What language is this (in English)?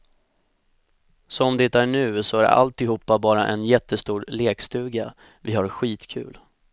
Swedish